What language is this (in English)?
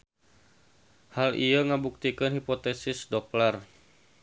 Sundanese